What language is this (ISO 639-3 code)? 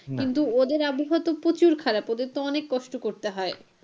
ben